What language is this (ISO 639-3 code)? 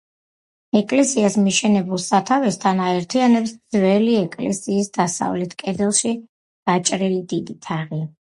kat